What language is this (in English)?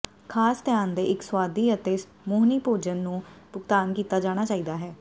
Punjabi